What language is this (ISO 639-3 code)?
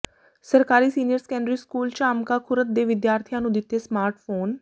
pan